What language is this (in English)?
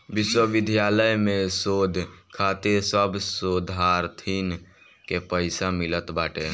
Bhojpuri